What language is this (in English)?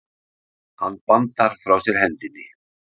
Icelandic